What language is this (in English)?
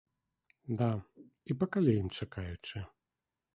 Belarusian